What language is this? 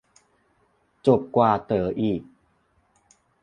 Thai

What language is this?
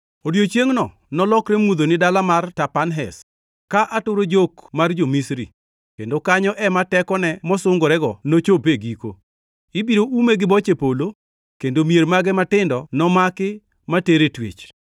Luo (Kenya and Tanzania)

